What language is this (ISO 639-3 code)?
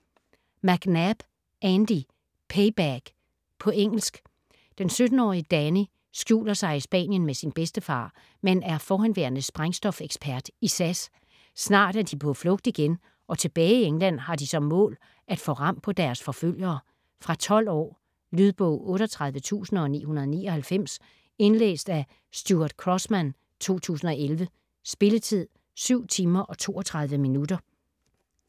dan